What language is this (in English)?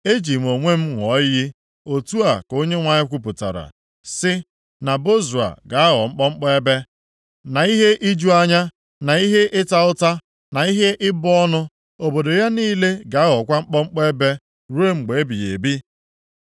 Igbo